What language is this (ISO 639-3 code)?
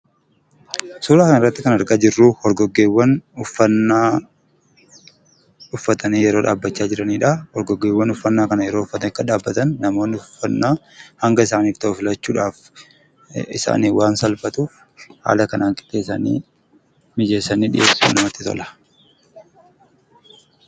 orm